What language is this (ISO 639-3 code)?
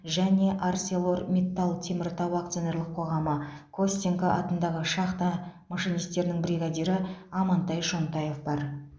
kaz